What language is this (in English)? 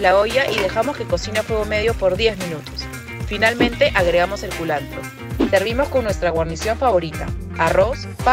Spanish